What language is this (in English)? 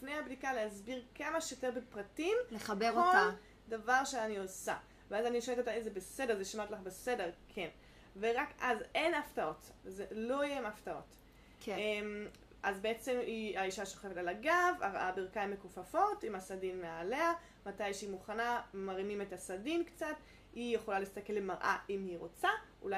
Hebrew